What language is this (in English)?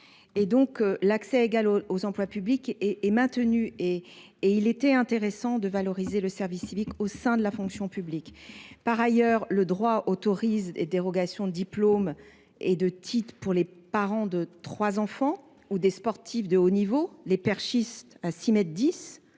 French